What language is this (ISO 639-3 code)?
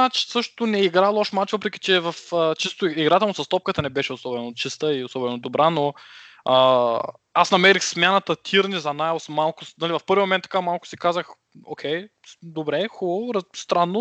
bul